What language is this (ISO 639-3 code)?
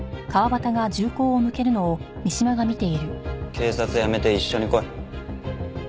jpn